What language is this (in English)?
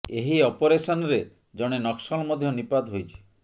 Odia